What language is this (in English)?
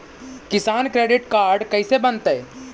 Magahi